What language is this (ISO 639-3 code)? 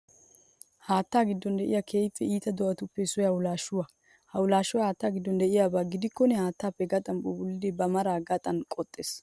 wal